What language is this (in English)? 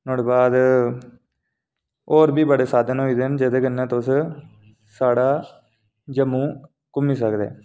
Dogri